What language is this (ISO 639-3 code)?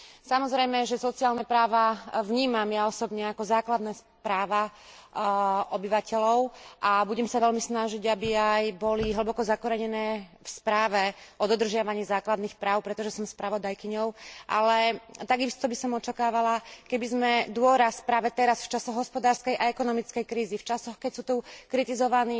slk